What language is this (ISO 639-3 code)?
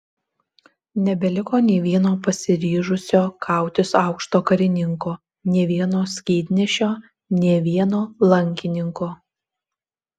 lit